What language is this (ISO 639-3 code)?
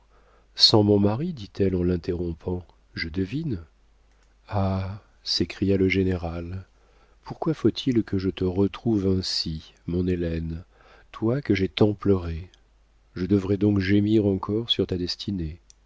fra